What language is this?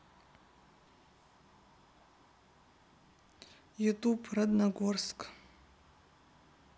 Russian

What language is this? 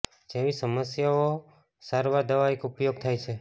Gujarati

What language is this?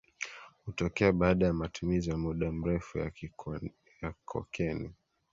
Swahili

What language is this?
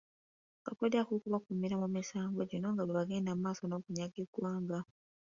Ganda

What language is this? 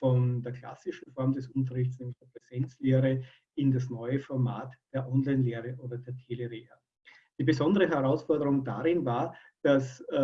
German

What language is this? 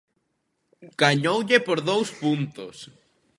Galician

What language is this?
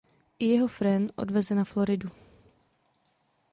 Czech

